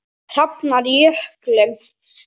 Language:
Icelandic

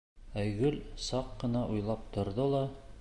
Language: Bashkir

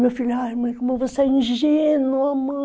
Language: Portuguese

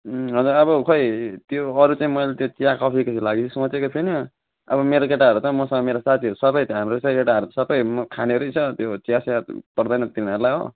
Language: Nepali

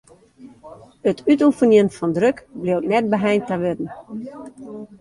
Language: Western Frisian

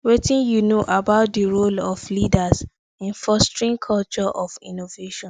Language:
Nigerian Pidgin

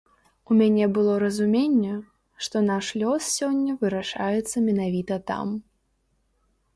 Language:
Belarusian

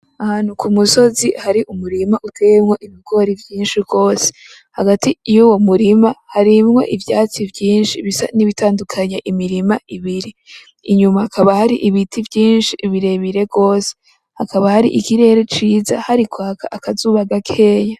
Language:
Rundi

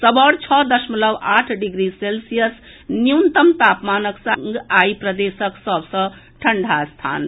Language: Maithili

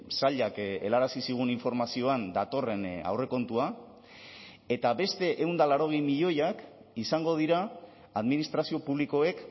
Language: Basque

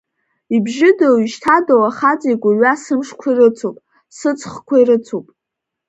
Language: Abkhazian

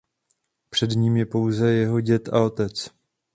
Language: Czech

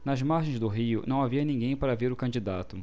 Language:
Portuguese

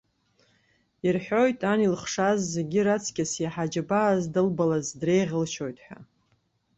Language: Abkhazian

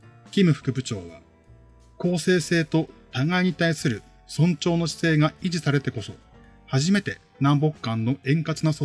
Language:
Japanese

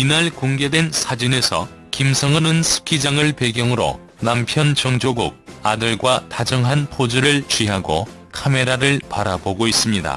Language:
Korean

